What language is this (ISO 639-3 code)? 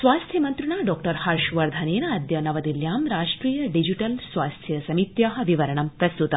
san